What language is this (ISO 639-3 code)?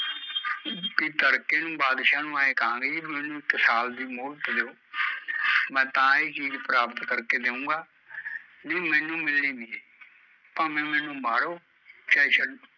pan